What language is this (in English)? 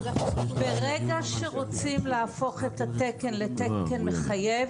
Hebrew